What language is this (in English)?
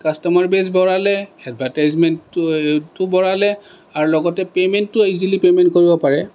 Assamese